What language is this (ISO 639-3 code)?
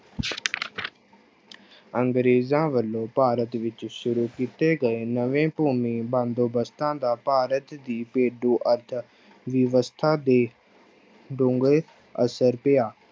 pan